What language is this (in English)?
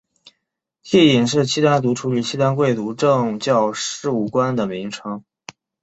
Chinese